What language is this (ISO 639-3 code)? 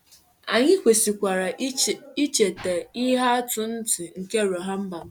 ibo